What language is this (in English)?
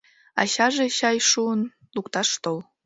Mari